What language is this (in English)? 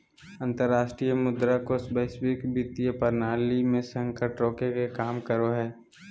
Magahi